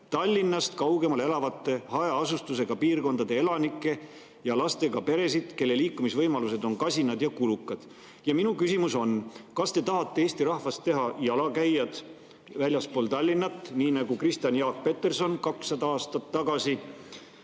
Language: Estonian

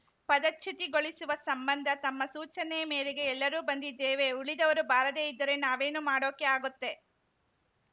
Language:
Kannada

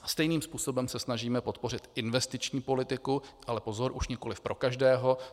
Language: Czech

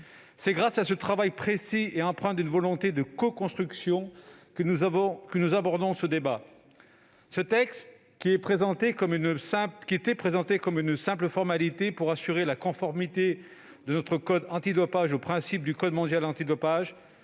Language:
French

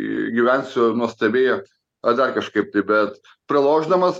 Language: Lithuanian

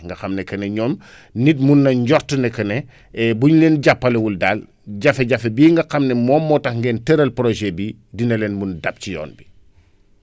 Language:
Wolof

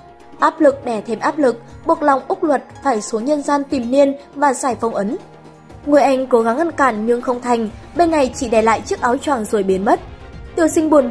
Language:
Vietnamese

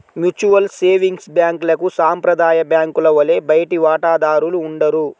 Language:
Telugu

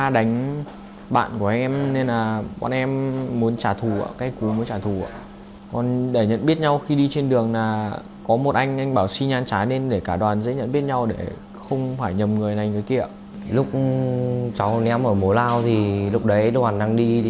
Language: Vietnamese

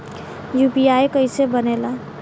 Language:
Bhojpuri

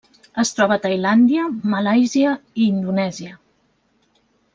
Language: Catalan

